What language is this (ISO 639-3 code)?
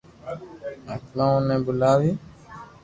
lrk